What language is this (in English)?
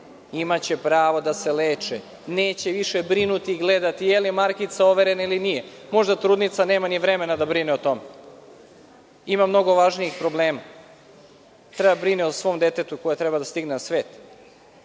Serbian